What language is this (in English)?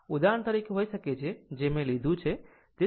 Gujarati